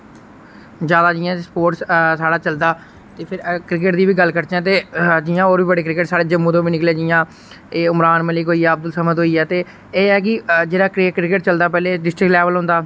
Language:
Dogri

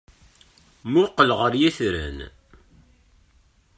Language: Kabyle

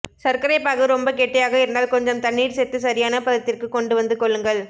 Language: Tamil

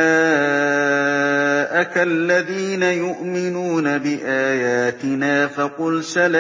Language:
Arabic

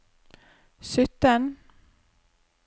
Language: Norwegian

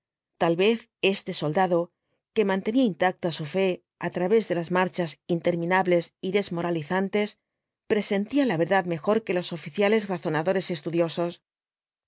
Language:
Spanish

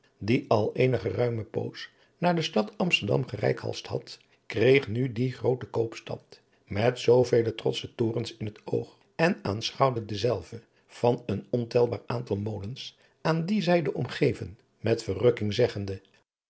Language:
Dutch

